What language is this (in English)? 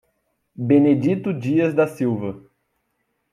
Portuguese